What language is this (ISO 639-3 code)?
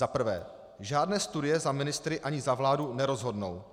ces